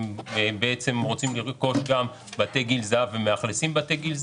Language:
Hebrew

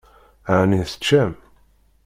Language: Kabyle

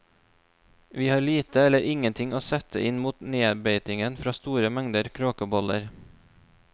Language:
Norwegian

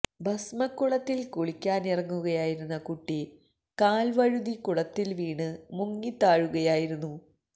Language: Malayalam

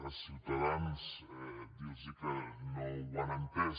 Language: Catalan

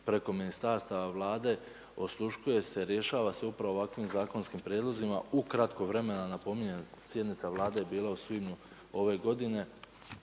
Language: Croatian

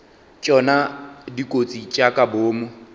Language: Northern Sotho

